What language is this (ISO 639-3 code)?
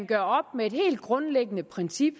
dan